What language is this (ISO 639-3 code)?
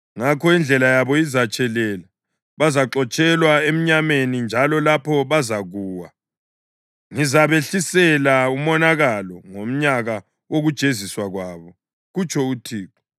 nde